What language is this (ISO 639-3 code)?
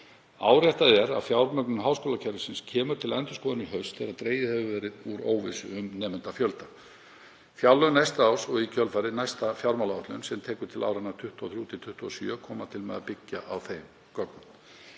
isl